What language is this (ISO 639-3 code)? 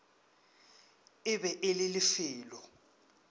nso